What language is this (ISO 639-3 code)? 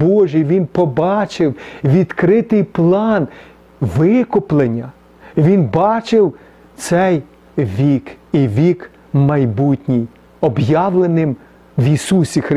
ukr